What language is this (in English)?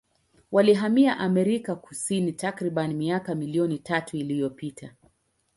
Swahili